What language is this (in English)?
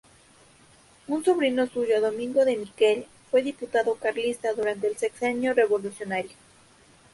Spanish